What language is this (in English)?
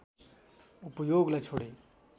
Nepali